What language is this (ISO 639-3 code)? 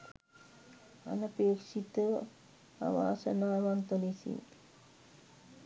sin